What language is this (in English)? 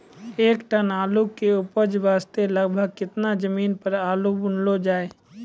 Maithili